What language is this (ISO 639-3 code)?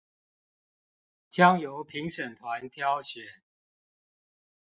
zho